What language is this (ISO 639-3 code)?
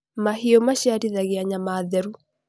kik